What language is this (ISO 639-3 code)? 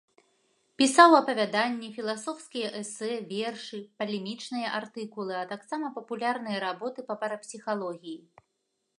bel